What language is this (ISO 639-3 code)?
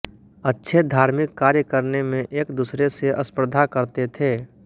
hin